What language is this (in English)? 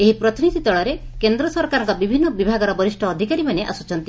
Odia